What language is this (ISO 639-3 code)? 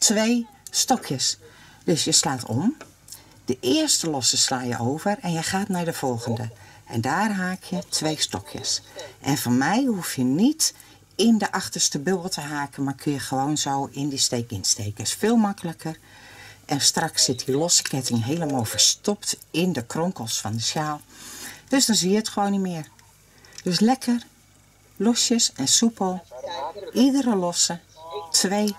nld